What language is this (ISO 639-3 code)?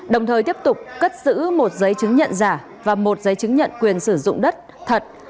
vie